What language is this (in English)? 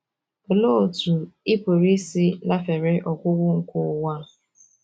Igbo